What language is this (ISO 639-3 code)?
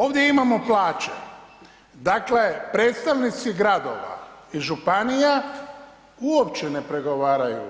hrv